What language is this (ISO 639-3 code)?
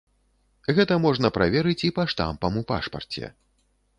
bel